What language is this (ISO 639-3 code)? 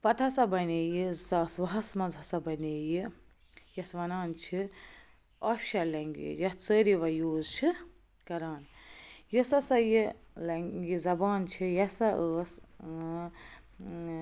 kas